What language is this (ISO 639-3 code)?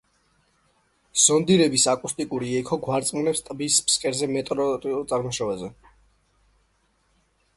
kat